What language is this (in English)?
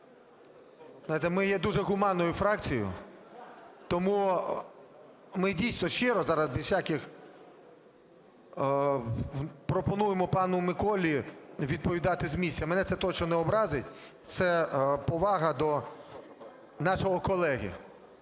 Ukrainian